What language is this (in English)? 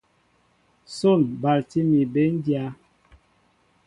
Mbo (Cameroon)